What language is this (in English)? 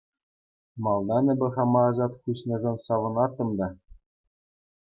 Chuvash